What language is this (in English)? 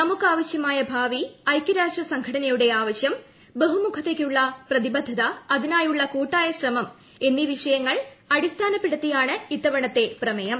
Malayalam